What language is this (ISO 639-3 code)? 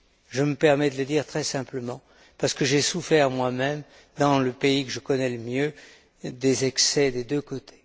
fra